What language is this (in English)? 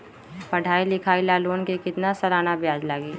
Magahi